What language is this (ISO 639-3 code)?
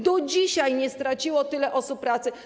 pol